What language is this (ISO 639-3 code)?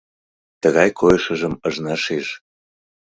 chm